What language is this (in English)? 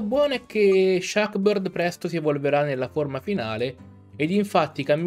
Italian